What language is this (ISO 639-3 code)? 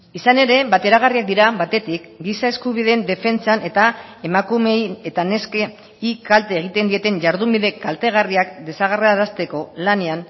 eus